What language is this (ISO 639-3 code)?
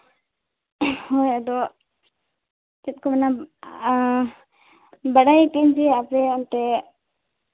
sat